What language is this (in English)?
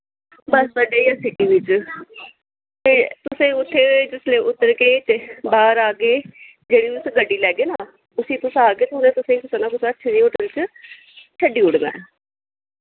Dogri